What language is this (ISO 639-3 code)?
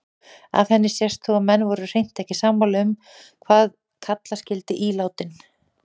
isl